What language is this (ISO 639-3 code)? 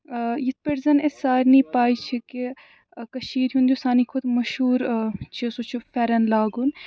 kas